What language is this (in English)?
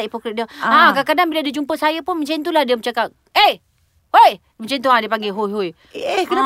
Malay